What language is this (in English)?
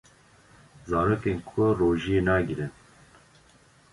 Kurdish